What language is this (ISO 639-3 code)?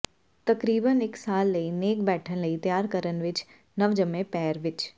pan